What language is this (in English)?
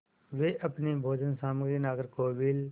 Hindi